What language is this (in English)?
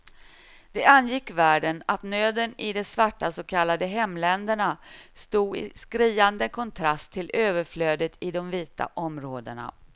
Swedish